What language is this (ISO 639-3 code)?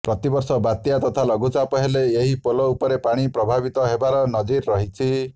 ori